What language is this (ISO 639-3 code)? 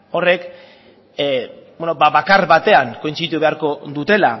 eus